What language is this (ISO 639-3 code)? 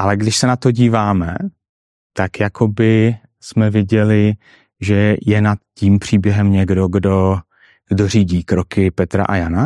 ces